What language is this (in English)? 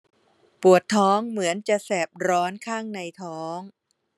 Thai